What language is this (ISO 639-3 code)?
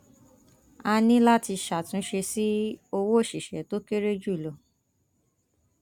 yor